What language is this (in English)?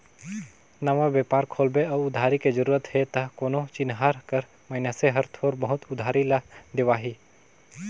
Chhattisgarhi